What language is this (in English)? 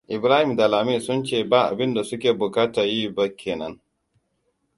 Hausa